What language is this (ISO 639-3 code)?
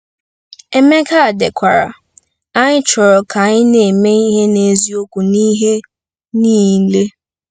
ibo